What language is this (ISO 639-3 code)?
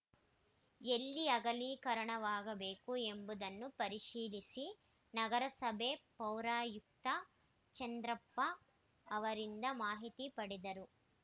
kan